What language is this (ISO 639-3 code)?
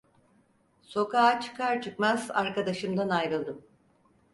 tur